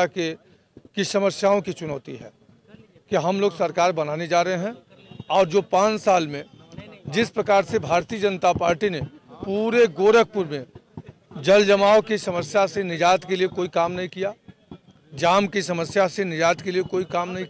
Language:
Hindi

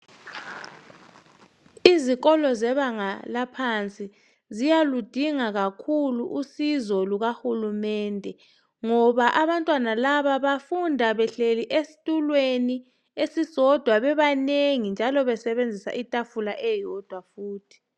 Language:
North Ndebele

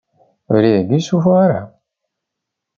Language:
Kabyle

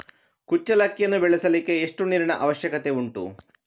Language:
Kannada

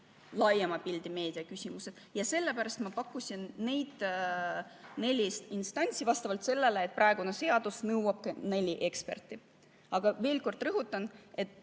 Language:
Estonian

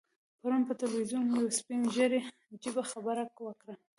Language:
Pashto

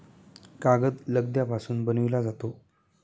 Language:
Marathi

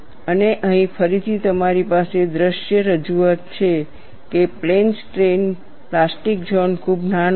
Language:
Gujarati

